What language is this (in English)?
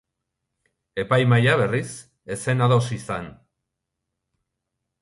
Basque